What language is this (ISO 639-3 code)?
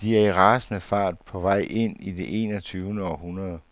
dan